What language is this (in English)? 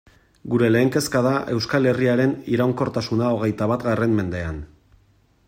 Basque